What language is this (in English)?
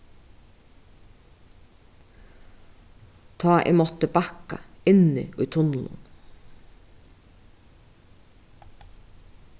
Faroese